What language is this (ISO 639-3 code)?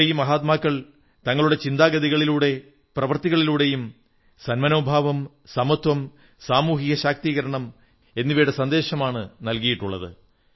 mal